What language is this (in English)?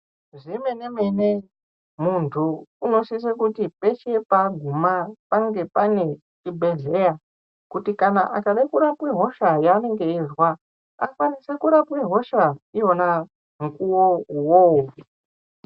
Ndau